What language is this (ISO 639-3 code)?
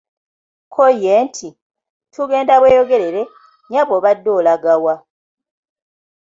lug